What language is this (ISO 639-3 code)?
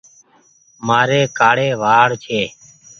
gig